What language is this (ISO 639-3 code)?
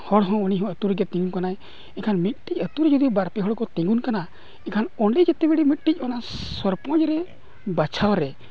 sat